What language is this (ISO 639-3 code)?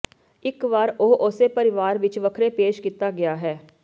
pan